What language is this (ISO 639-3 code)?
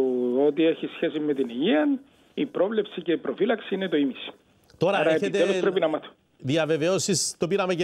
ell